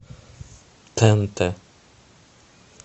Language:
Russian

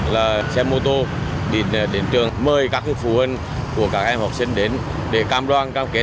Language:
Vietnamese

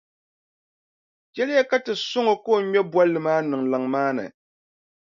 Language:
Dagbani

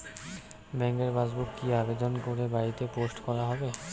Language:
Bangla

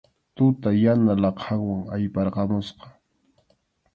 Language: Arequipa-La Unión Quechua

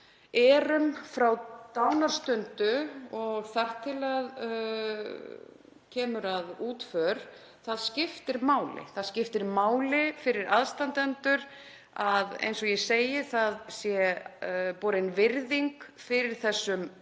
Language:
Icelandic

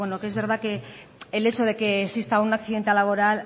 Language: Spanish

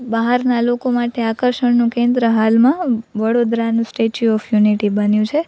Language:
Gujarati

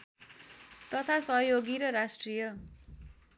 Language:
Nepali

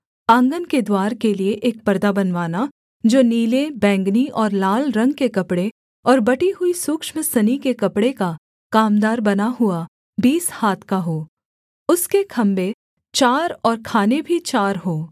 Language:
Hindi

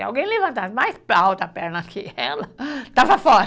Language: Portuguese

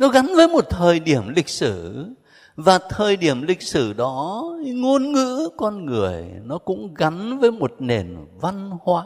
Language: Vietnamese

